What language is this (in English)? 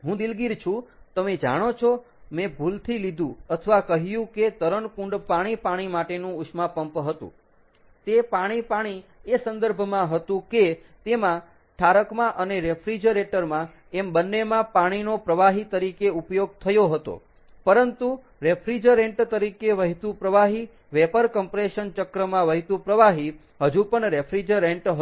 Gujarati